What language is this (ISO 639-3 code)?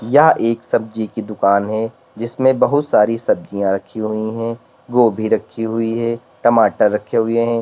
hin